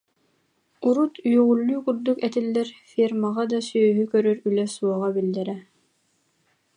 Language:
Yakut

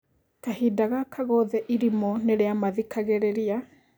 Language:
Kikuyu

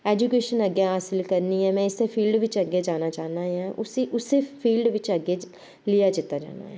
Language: Dogri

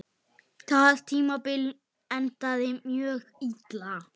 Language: Icelandic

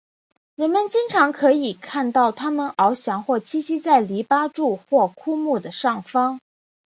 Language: Chinese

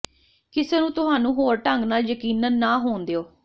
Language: Punjabi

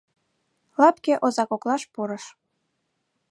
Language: Mari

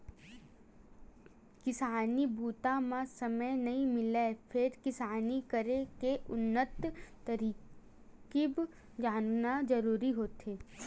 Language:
Chhattisgarhi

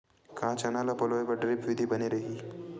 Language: Chhattisgarhi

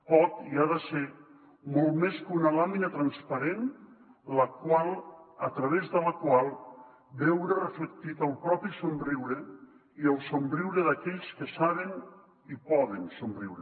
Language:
Catalan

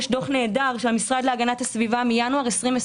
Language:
Hebrew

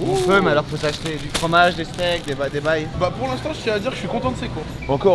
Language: French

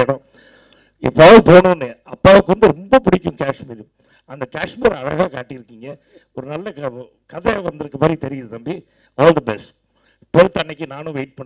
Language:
Arabic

